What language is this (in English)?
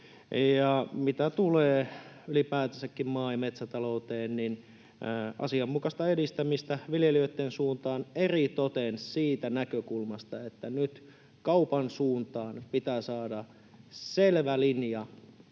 Finnish